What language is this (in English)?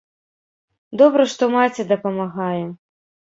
Belarusian